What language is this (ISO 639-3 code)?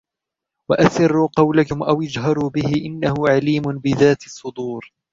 ara